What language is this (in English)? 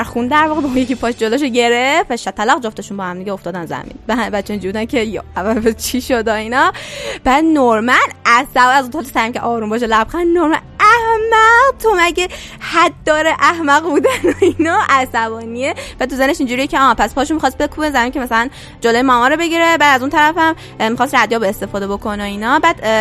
Persian